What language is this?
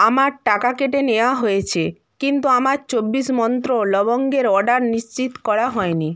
Bangla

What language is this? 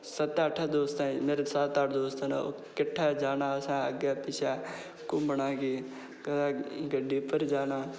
Dogri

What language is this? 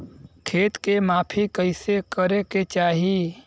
Bhojpuri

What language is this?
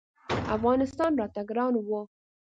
Pashto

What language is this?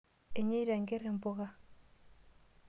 Masai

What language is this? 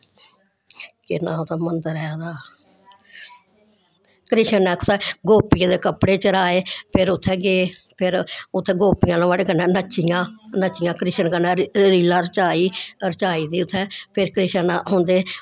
Dogri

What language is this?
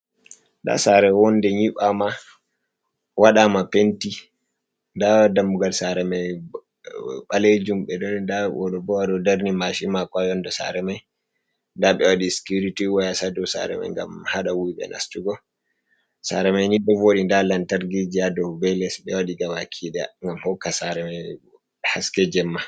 Fula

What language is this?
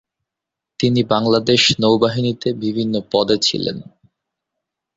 Bangla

